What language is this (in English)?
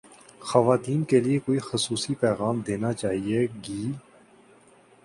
Urdu